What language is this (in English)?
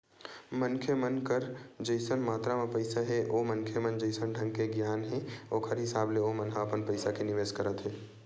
Chhattisgarhi